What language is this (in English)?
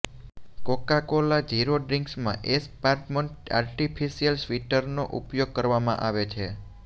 Gujarati